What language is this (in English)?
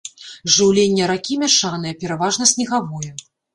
Belarusian